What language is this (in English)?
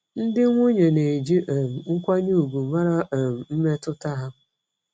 Igbo